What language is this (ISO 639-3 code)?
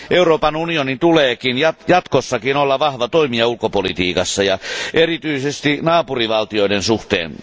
fin